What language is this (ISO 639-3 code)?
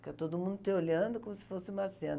por